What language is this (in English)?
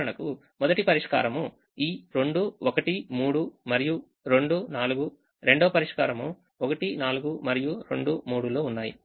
Telugu